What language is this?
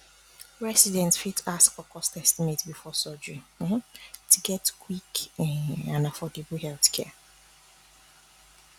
Nigerian Pidgin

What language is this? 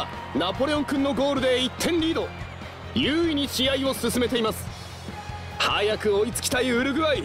Japanese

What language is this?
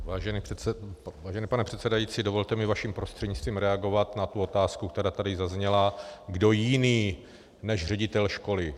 Czech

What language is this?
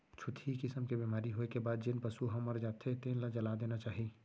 Chhattisgarhi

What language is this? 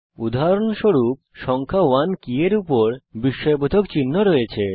Bangla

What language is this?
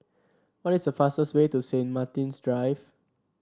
English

